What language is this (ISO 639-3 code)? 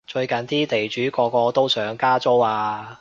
yue